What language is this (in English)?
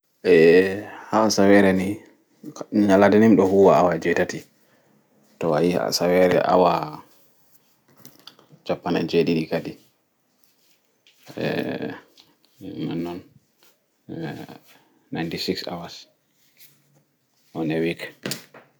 Fula